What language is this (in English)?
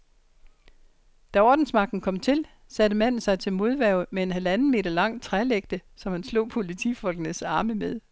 Danish